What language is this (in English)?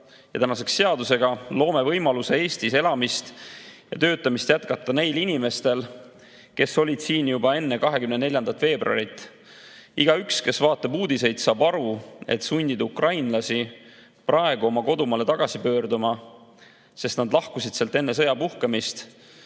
Estonian